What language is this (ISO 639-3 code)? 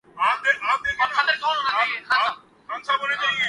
urd